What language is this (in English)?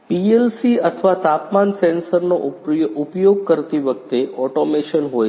Gujarati